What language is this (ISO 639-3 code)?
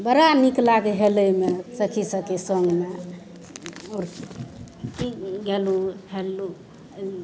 mai